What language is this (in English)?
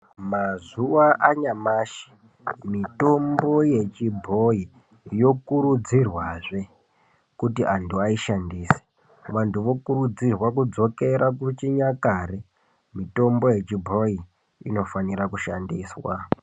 Ndau